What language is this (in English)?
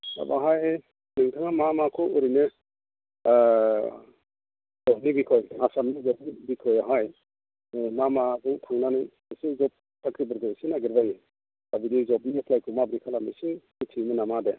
Bodo